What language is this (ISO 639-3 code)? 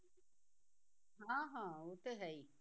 pan